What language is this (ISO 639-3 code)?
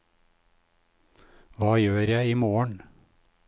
nor